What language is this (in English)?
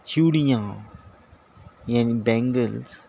Urdu